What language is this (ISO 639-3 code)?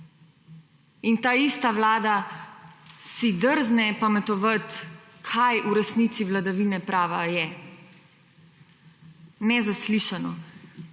slv